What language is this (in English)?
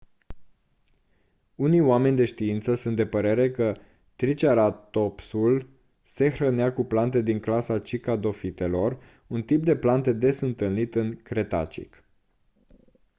Romanian